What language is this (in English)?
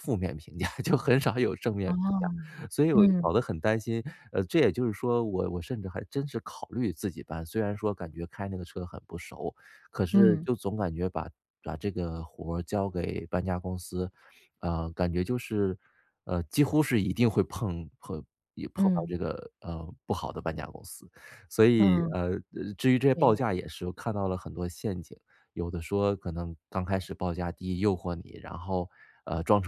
Chinese